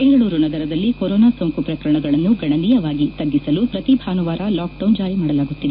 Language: Kannada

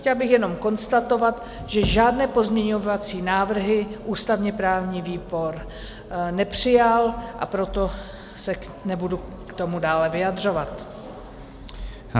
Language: Czech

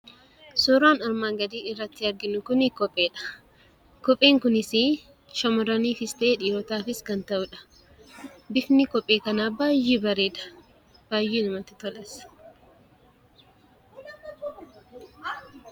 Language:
Oromo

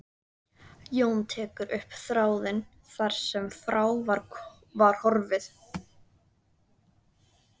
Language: Icelandic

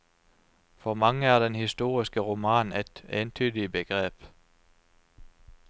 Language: Norwegian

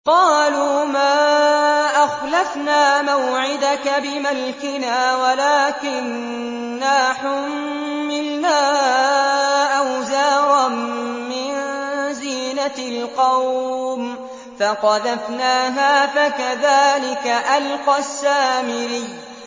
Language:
Arabic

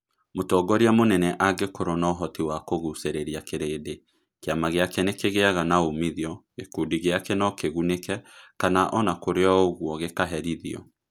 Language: Kikuyu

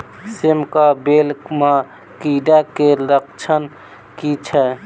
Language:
Maithili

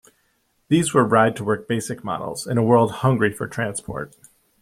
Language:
English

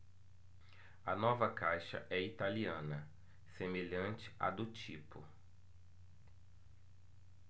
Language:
Portuguese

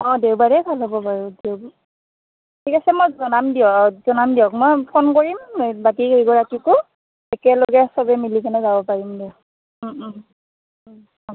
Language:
Assamese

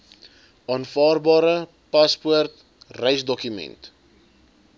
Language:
Afrikaans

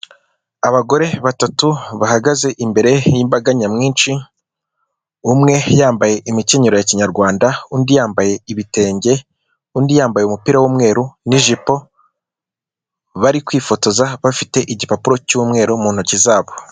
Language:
Kinyarwanda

